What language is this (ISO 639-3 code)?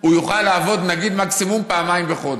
heb